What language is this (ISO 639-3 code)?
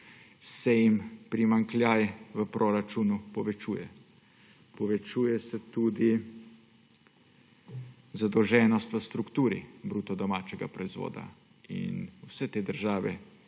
slv